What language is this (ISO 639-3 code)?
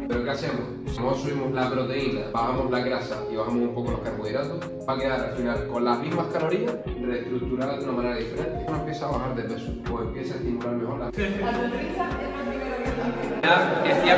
spa